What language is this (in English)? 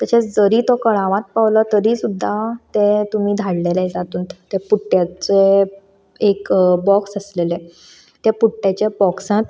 Konkani